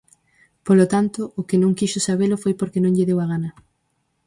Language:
Galician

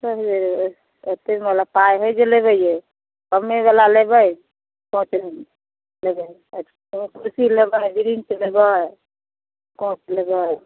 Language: Maithili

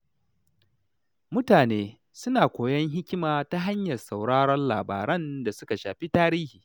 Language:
Hausa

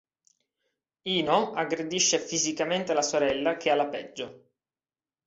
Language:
Italian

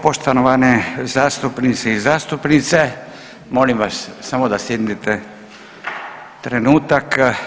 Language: Croatian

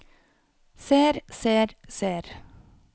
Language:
Norwegian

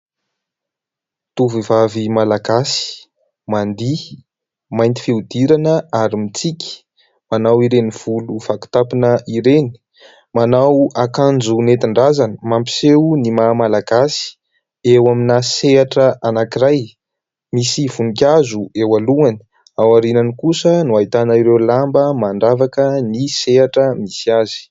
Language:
Malagasy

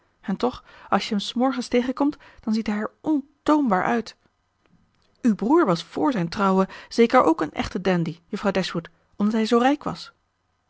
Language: Dutch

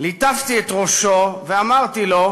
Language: Hebrew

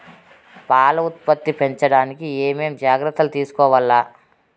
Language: Telugu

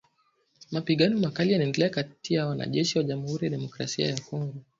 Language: Swahili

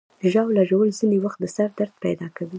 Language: Pashto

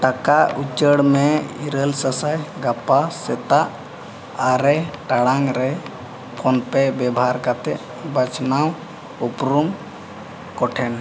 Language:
Santali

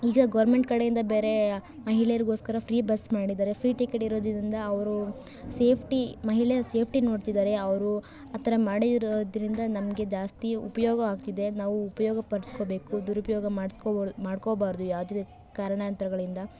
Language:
Kannada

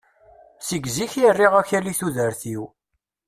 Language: Kabyle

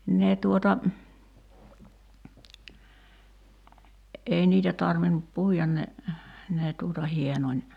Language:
Finnish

